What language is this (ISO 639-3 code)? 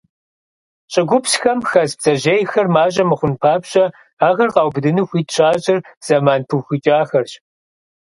kbd